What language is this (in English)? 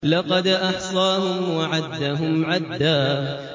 Arabic